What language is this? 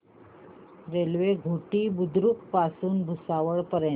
Marathi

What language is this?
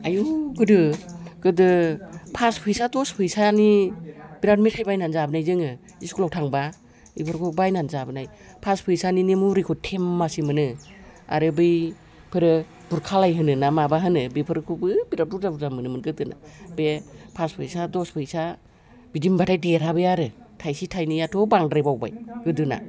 Bodo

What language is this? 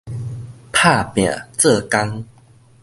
Min Nan Chinese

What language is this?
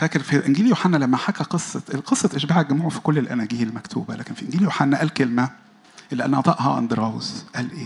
Arabic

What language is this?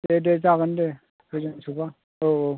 Bodo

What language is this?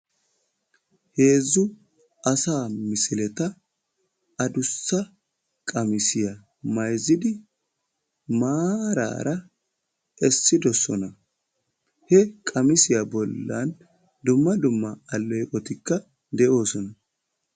Wolaytta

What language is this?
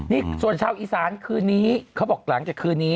Thai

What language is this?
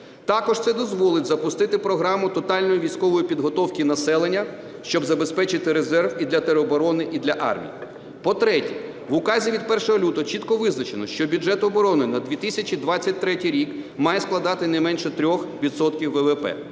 Ukrainian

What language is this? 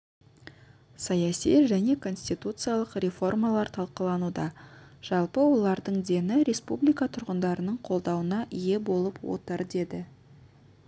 Kazakh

